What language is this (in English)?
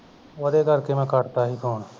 Punjabi